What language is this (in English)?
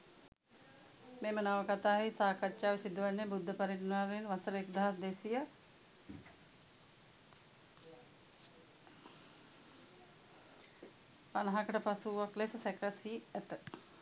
Sinhala